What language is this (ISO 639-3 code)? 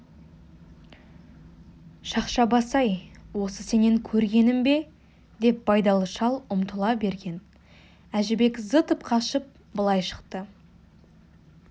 kaz